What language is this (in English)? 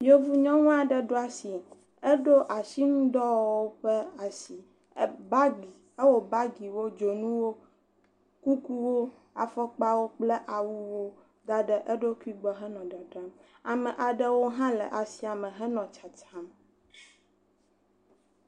Ewe